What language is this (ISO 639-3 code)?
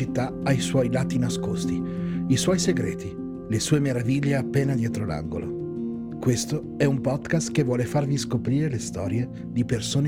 ita